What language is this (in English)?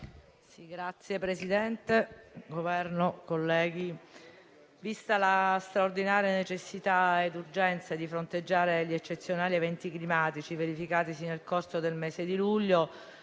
Italian